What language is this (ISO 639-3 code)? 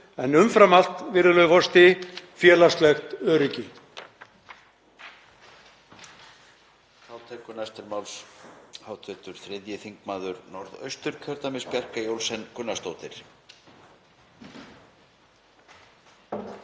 isl